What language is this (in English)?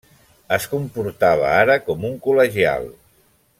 Catalan